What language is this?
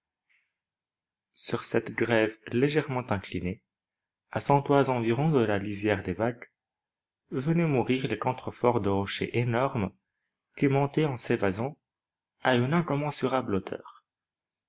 French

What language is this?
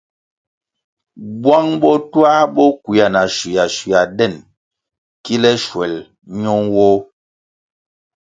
Kwasio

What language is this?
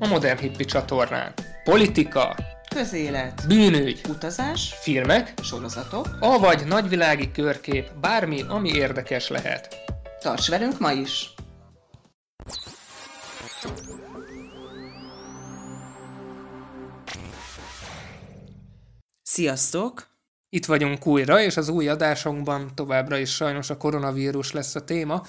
Hungarian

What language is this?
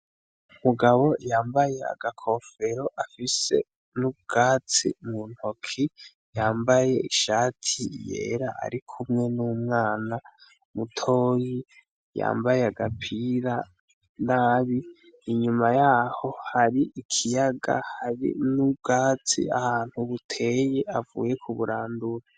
Rundi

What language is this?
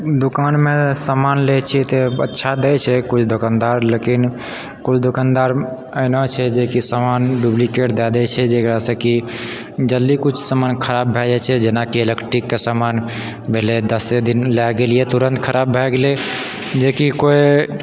Maithili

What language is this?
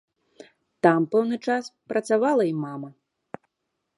Belarusian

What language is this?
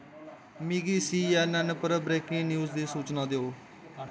Dogri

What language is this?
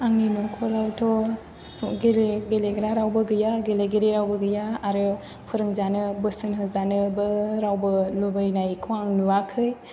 Bodo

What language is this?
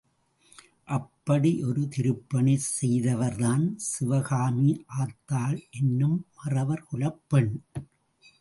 Tamil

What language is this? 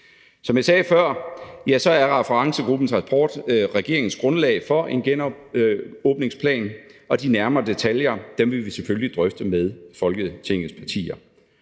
Danish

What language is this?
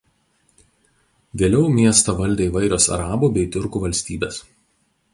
Lithuanian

